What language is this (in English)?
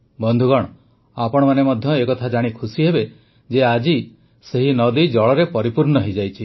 Odia